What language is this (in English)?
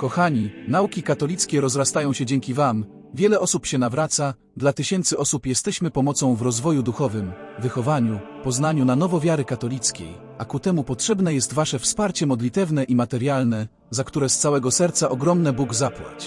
Polish